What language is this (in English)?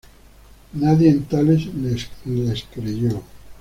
Spanish